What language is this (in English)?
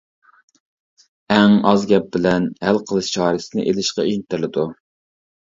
Uyghur